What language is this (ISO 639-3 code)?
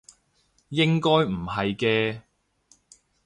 yue